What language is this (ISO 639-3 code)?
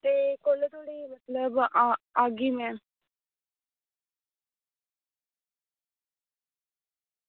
doi